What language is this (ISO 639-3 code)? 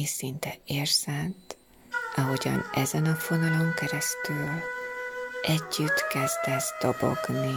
hun